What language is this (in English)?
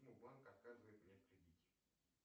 Russian